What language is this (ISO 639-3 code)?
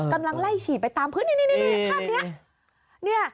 tha